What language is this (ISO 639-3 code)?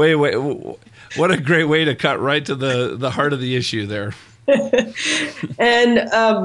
eng